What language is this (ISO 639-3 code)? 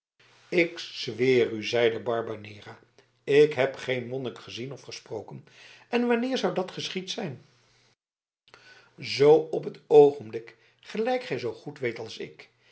nld